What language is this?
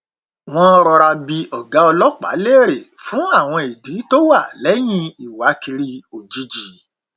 Yoruba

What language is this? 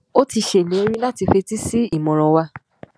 Yoruba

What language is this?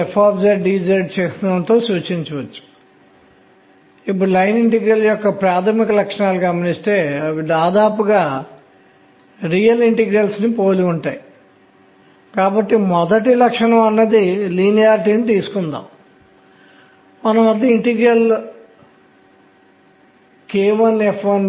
Telugu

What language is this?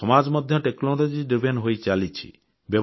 Odia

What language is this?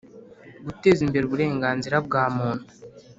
Kinyarwanda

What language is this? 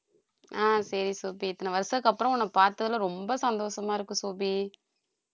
Tamil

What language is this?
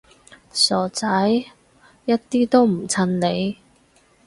Cantonese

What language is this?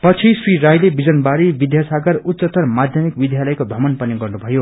Nepali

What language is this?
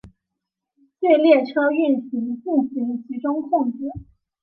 Chinese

